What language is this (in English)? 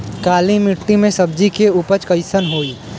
Bhojpuri